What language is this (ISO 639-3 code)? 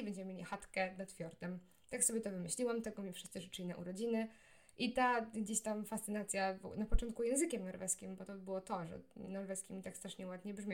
pol